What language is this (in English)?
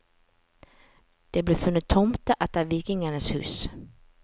Norwegian